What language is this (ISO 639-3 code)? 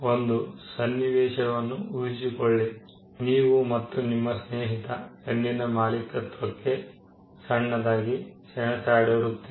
kan